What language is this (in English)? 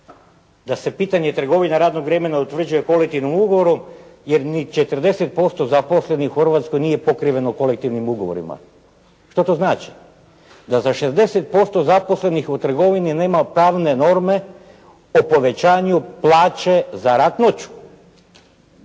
Croatian